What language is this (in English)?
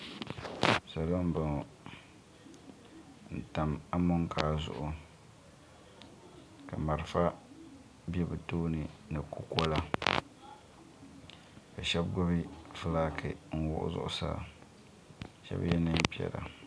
Dagbani